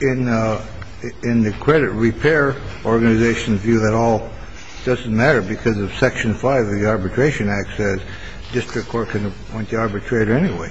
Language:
English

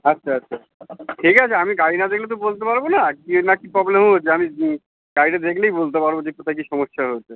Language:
Bangla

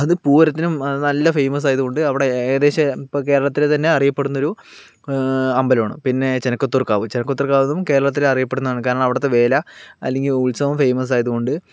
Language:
Malayalam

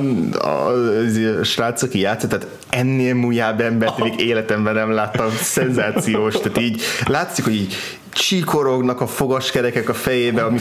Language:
Hungarian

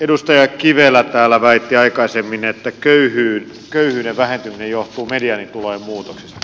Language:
Finnish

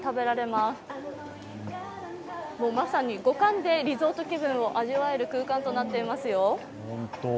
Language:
Japanese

